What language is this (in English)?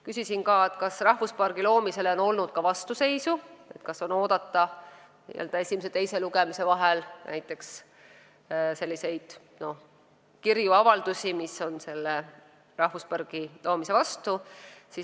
Estonian